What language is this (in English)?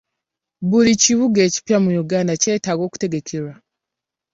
Ganda